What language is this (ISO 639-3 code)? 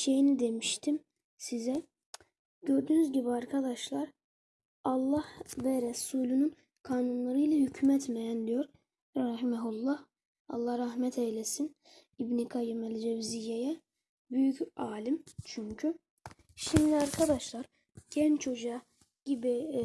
tur